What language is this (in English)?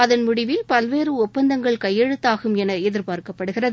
Tamil